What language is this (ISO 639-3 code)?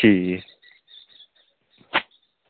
doi